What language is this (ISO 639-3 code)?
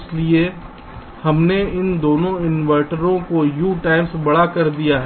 hin